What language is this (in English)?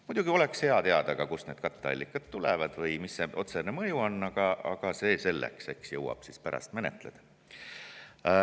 Estonian